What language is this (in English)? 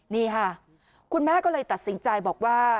Thai